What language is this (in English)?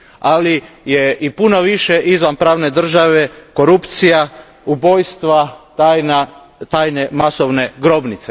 Croatian